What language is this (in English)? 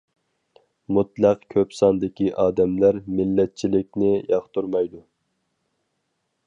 Uyghur